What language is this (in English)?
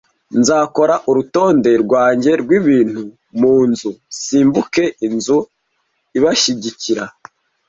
Kinyarwanda